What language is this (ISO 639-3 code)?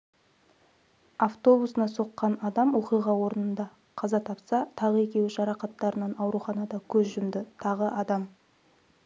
kaz